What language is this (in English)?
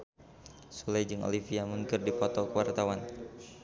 Sundanese